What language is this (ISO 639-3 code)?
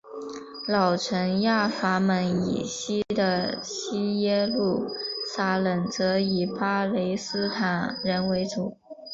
zho